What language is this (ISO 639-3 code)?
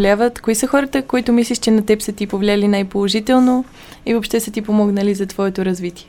bul